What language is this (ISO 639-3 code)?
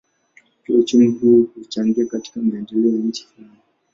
swa